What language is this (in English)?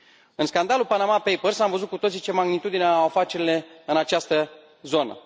Romanian